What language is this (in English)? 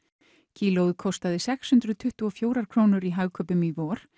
Icelandic